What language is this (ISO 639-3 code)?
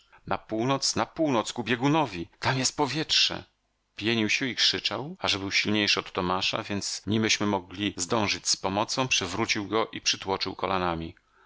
pol